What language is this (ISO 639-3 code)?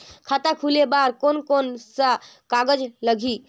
hne